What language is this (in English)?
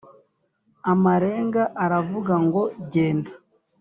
Kinyarwanda